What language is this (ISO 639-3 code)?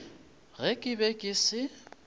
nso